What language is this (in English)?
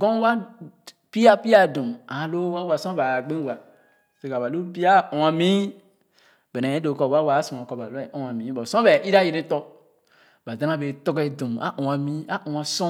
Khana